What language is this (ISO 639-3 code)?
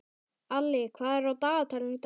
isl